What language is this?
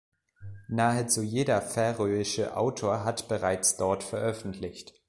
German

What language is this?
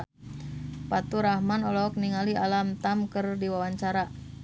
Sundanese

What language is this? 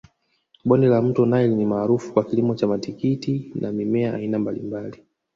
Swahili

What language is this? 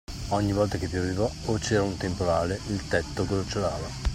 Italian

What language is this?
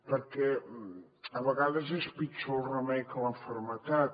Catalan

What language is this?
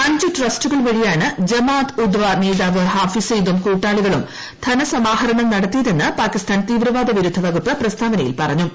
Malayalam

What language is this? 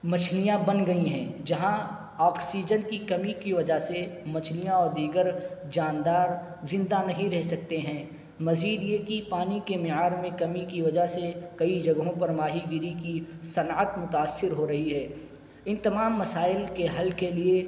Urdu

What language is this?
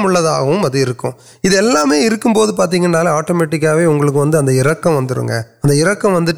Urdu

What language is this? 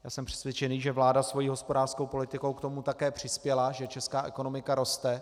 Czech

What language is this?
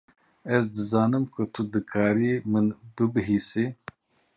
Kurdish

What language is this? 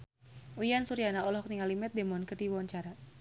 Sundanese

